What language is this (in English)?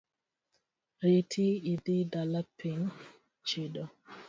Luo (Kenya and Tanzania)